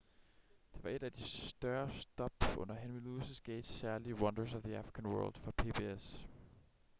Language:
Danish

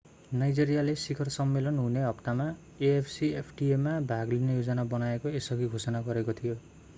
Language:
Nepali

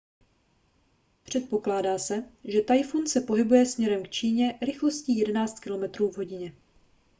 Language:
Czech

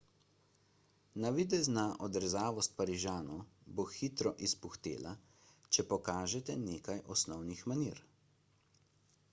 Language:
Slovenian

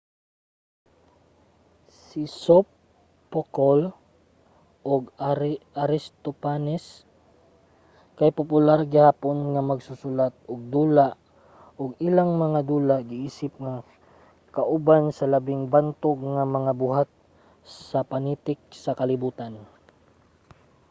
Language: Cebuano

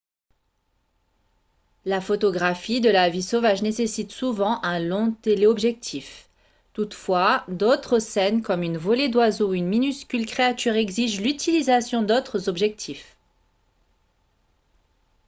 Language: French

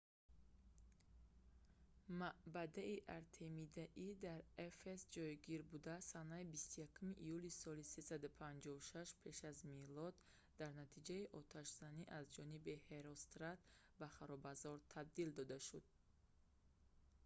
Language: Tajik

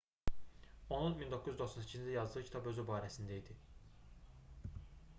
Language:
Azerbaijani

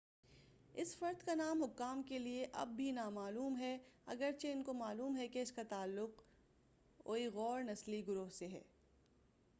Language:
Urdu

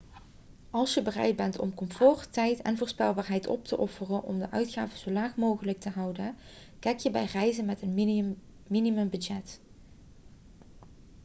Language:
Dutch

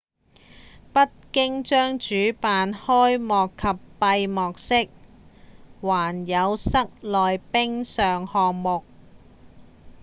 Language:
Cantonese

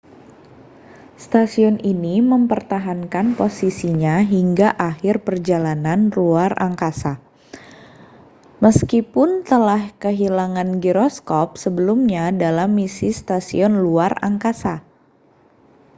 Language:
Indonesian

